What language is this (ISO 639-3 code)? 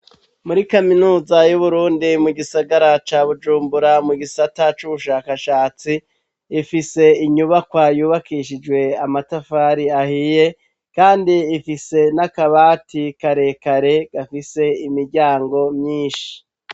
run